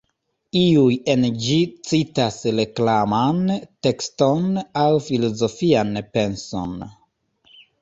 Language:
Esperanto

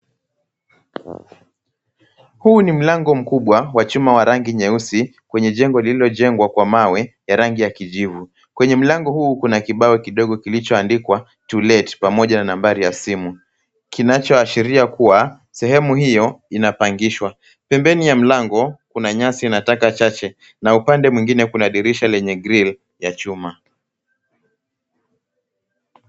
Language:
Swahili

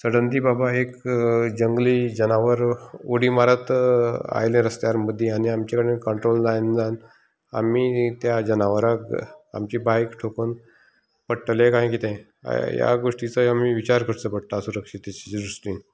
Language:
Konkani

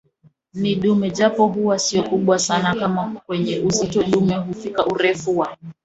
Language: Swahili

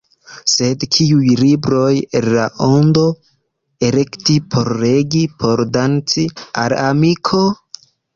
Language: Esperanto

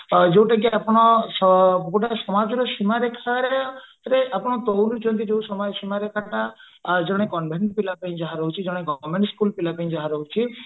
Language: Odia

